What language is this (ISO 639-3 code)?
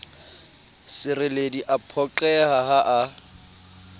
sot